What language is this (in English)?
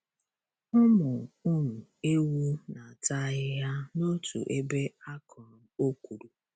Igbo